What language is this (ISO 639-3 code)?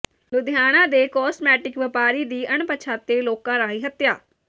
pan